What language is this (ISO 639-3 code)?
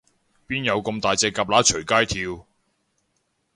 yue